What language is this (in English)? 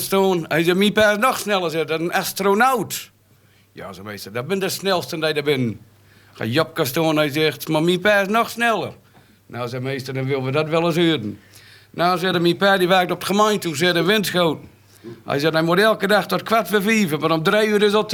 Dutch